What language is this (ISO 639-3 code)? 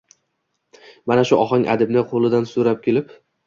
uzb